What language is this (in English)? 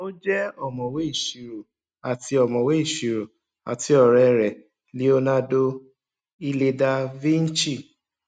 Yoruba